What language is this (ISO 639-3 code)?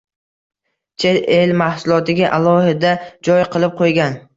uzb